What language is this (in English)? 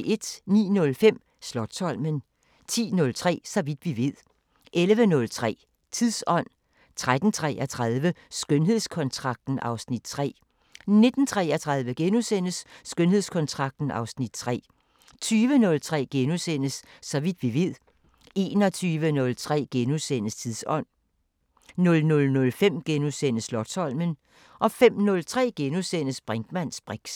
Danish